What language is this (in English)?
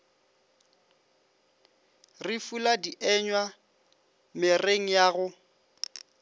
Northern Sotho